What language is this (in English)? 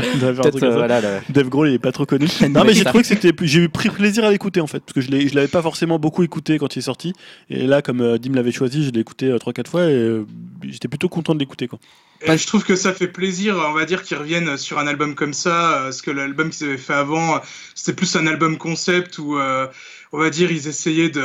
French